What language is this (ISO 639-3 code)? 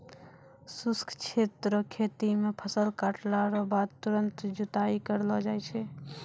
mai